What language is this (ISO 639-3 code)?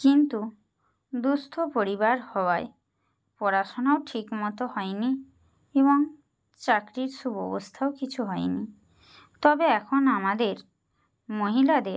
ben